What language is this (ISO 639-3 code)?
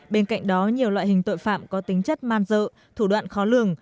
vie